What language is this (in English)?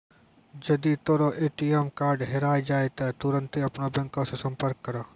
Maithili